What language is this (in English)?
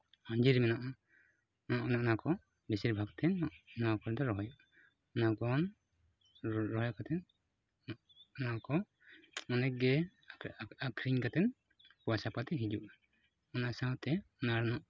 Santali